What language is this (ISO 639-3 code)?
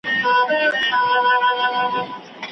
pus